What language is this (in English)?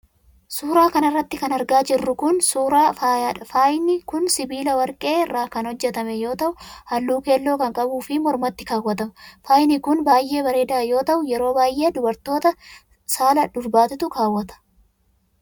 Oromo